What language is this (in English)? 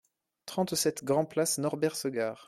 French